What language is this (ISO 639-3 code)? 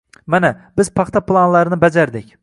uzb